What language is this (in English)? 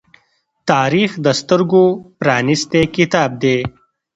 Pashto